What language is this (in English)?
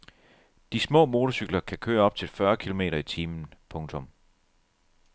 Danish